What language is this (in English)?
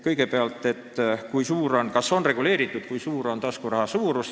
Estonian